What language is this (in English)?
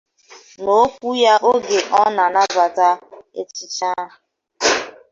Igbo